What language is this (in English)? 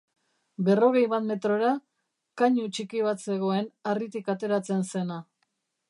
Basque